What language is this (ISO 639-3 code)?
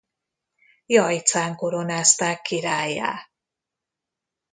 hun